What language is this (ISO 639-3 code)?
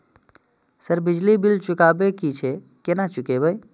mai